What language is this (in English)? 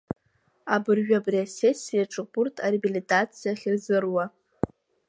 Abkhazian